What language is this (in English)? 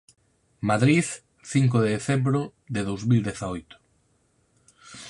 Galician